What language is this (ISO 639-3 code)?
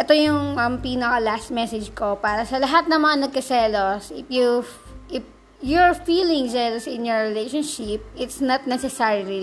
fil